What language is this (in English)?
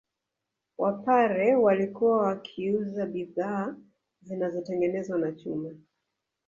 Swahili